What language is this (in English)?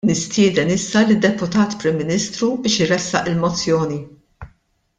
Maltese